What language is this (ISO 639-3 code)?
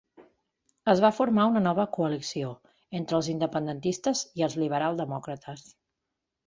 cat